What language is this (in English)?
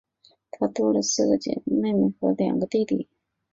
Chinese